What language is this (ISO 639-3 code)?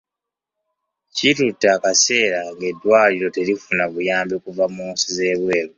lug